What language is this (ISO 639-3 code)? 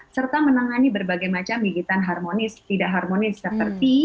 ind